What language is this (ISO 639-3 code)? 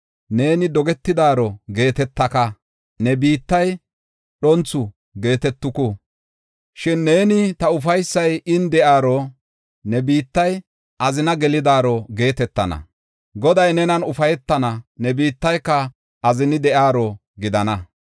gof